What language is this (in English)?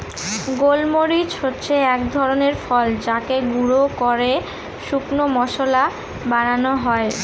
Bangla